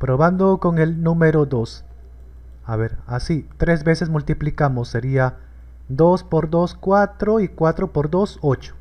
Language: Spanish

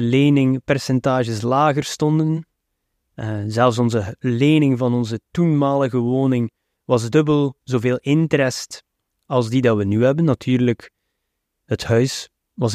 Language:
Dutch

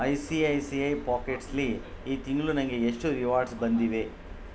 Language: Kannada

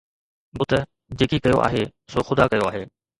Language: Sindhi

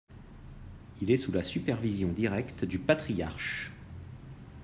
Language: French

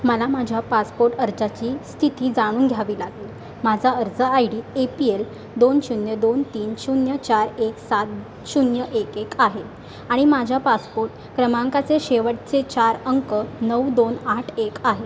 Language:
Marathi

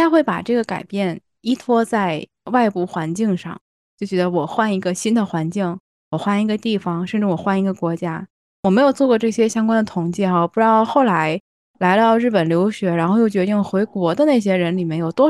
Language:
Chinese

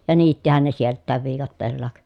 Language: Finnish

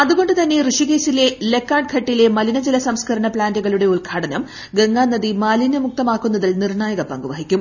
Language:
Malayalam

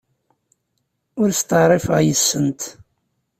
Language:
Kabyle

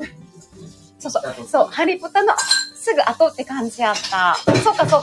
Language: Japanese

